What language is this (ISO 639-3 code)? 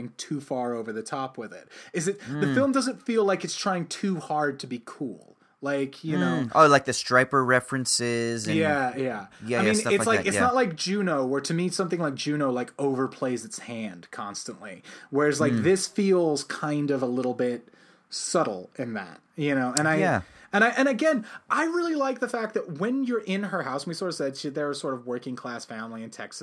eng